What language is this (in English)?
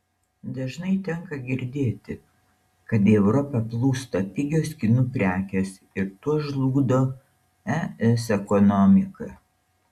Lithuanian